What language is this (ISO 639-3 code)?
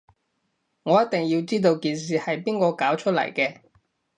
yue